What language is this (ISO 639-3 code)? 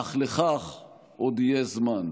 heb